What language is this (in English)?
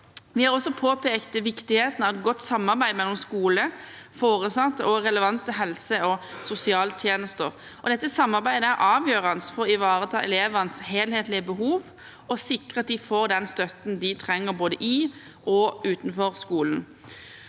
Norwegian